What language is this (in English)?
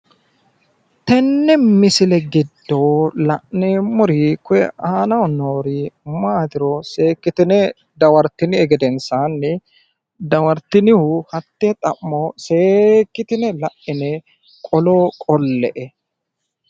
Sidamo